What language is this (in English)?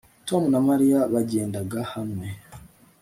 Kinyarwanda